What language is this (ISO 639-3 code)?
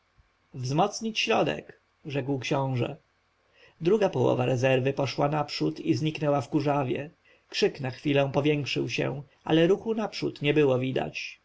pol